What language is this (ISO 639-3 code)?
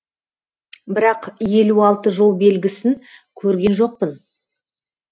kaz